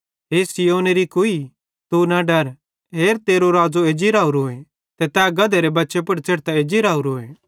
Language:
Bhadrawahi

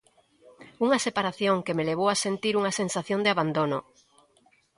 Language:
Galician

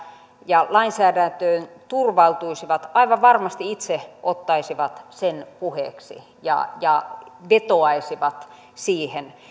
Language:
Finnish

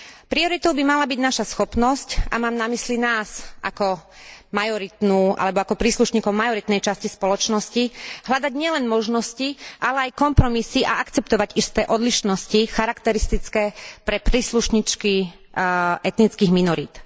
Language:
Slovak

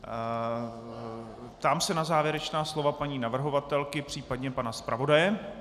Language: Czech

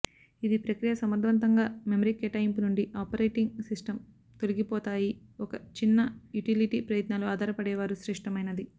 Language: Telugu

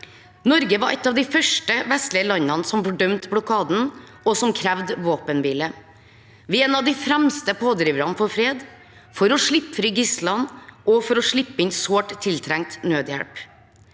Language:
Norwegian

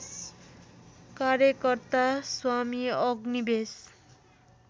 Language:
Nepali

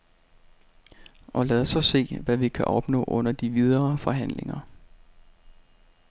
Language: Danish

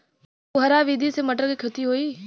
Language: Bhojpuri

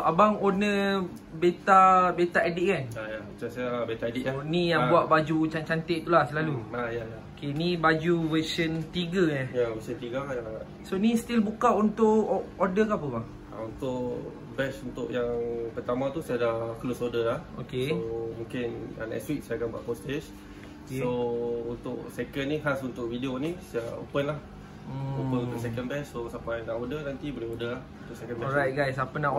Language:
Malay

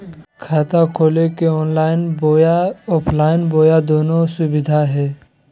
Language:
Magahi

